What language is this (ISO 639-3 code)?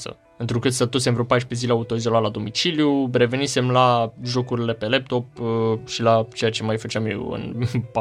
ron